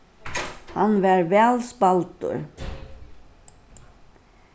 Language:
Faroese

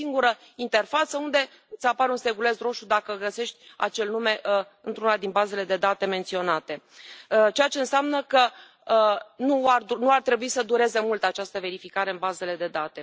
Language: Romanian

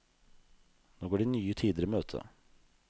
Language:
Norwegian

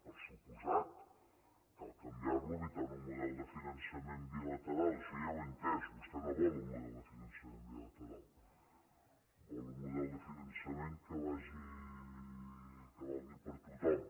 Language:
Catalan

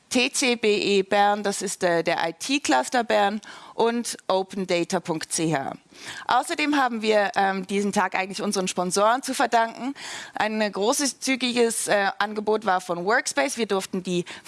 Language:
German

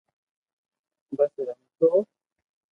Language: Loarki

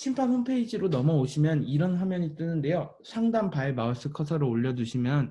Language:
Korean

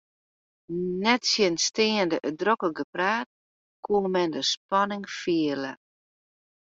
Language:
Western Frisian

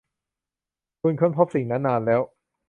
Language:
Thai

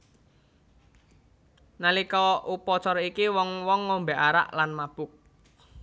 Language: Javanese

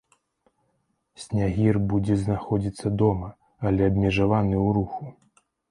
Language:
Belarusian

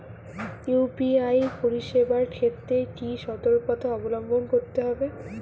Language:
Bangla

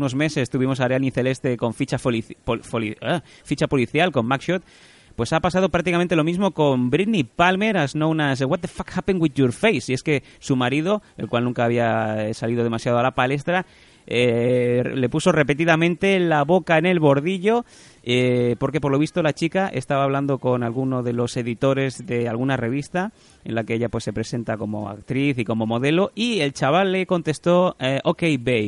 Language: Spanish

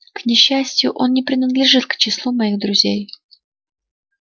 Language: Russian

